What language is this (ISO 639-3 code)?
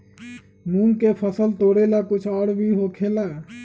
mag